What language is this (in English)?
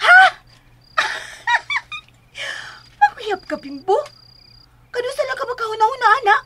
Filipino